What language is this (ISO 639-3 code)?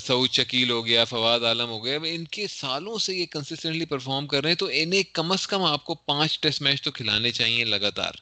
urd